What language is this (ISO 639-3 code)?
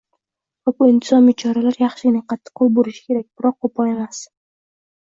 uzb